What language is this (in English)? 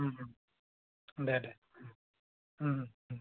Bodo